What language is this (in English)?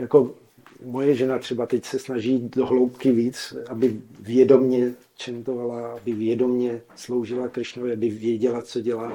Czech